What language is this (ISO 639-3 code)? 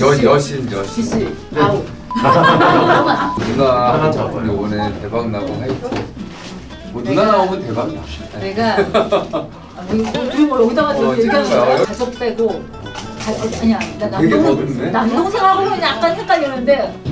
kor